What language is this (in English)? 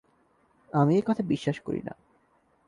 Bangla